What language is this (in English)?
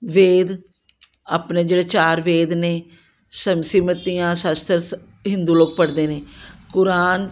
Punjabi